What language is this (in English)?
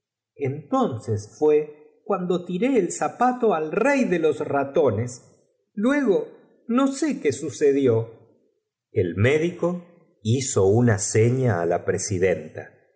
Spanish